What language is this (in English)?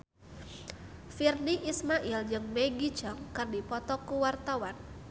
Sundanese